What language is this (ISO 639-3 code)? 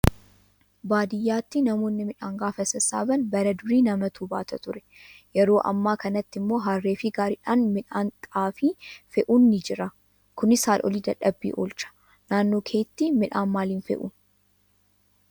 orm